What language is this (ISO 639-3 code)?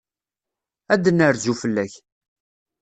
kab